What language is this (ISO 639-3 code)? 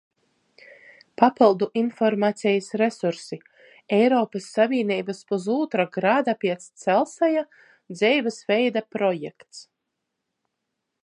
ltg